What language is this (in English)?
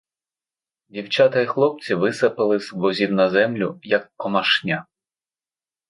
Ukrainian